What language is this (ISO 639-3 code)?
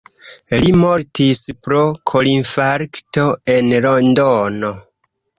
epo